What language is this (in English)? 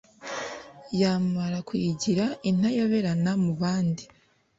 Kinyarwanda